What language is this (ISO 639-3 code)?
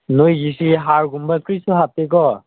mni